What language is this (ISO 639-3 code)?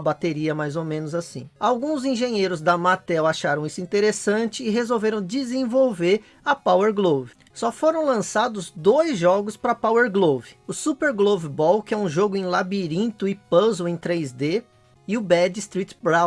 por